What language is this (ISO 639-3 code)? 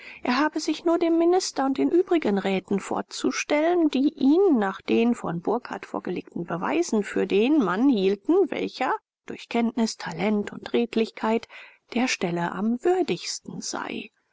deu